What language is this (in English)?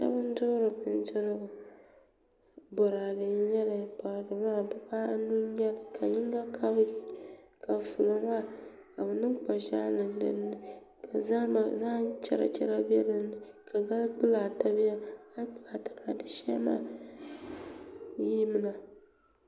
Dagbani